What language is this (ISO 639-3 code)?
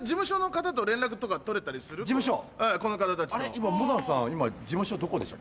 jpn